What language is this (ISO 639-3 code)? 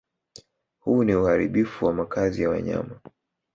swa